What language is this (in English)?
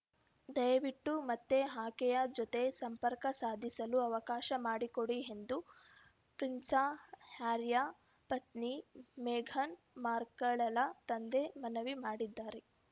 Kannada